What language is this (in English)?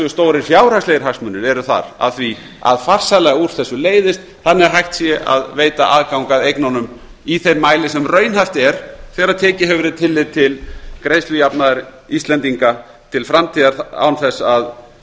Icelandic